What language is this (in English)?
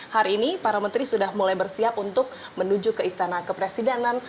Indonesian